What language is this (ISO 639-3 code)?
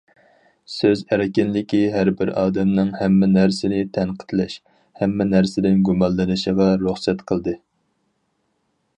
uig